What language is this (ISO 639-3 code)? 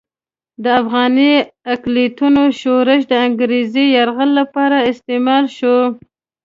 pus